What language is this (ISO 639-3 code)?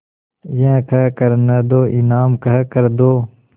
hin